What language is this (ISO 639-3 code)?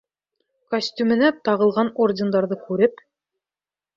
bak